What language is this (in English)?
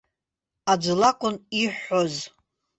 Abkhazian